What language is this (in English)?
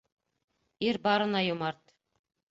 Bashkir